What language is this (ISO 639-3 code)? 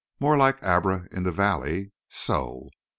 eng